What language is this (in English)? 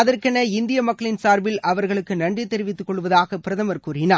Tamil